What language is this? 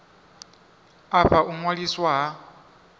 Venda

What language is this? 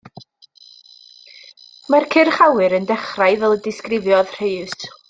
Welsh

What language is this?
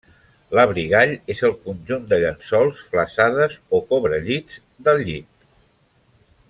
Catalan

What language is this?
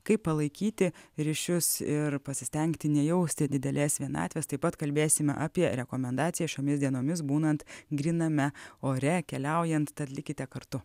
Lithuanian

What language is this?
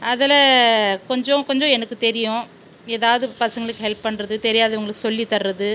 Tamil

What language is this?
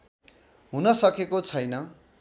Nepali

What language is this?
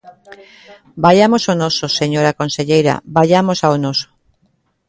Galician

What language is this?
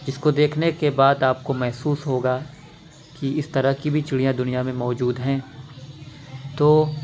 Urdu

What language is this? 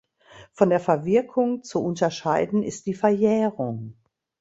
German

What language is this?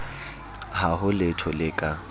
Southern Sotho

